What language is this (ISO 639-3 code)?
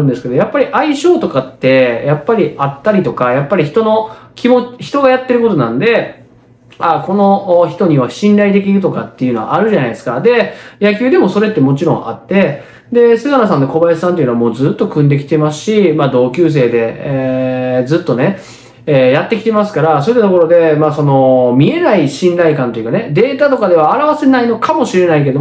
jpn